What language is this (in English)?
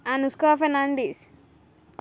Konkani